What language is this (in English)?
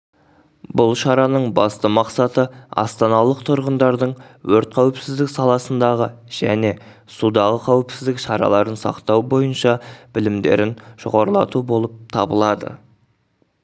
Kazakh